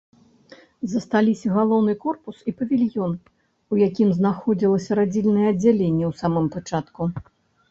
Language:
Belarusian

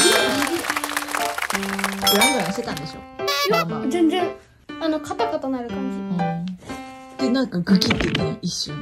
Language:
Japanese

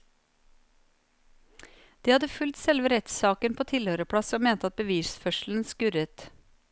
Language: Norwegian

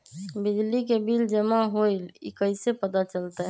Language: Magahi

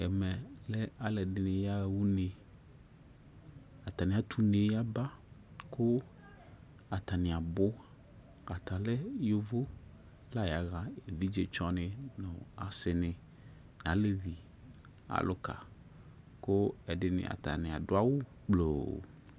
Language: Ikposo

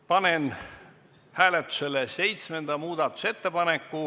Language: Estonian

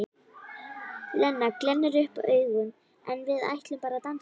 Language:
Icelandic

